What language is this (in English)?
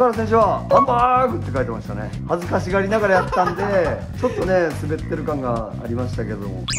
Japanese